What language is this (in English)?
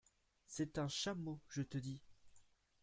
French